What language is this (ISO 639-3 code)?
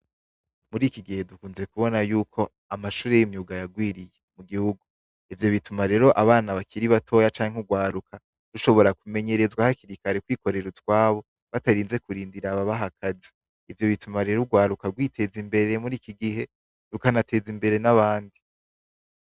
run